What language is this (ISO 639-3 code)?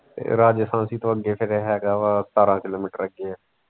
pan